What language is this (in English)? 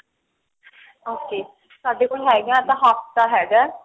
Punjabi